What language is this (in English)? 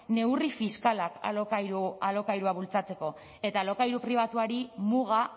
Basque